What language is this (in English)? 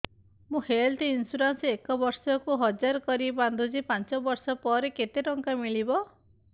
Odia